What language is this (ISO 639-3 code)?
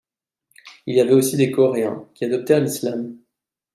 fra